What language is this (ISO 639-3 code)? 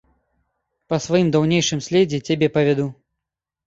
bel